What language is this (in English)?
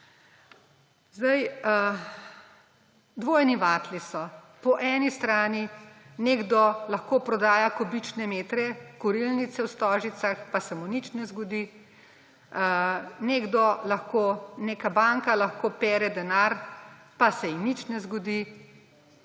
Slovenian